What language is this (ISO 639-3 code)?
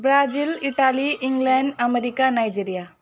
nep